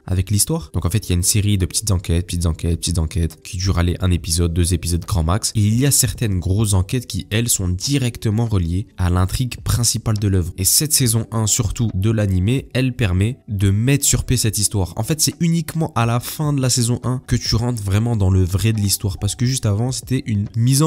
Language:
French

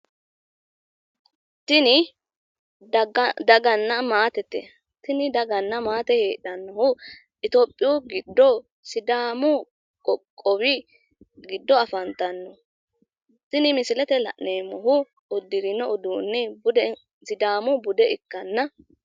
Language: Sidamo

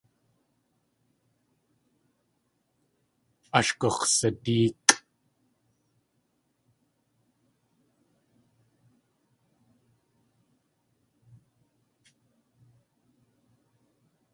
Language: Tlingit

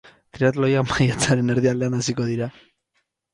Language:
Basque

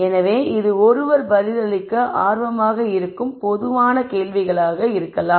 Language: Tamil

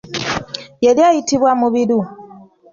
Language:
Ganda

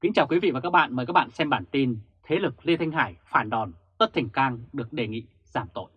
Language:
Vietnamese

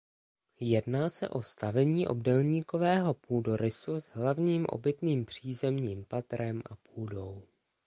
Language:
Czech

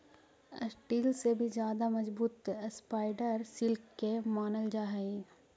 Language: Magahi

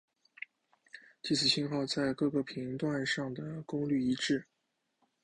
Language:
Chinese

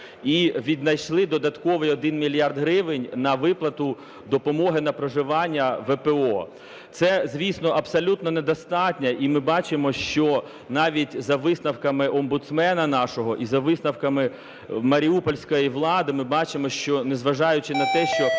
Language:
Ukrainian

